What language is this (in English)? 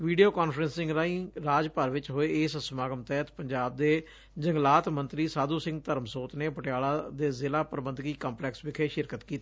Punjabi